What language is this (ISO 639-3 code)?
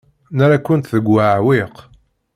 kab